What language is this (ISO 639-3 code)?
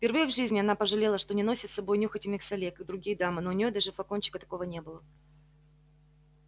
rus